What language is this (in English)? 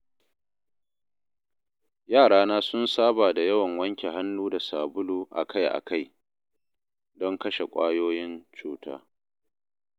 Hausa